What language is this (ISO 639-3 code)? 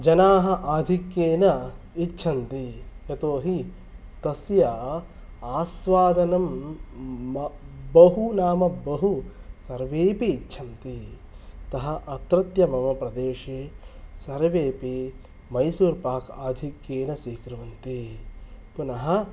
san